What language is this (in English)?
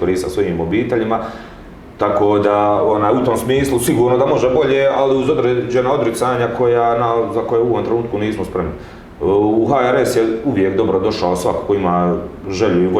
Croatian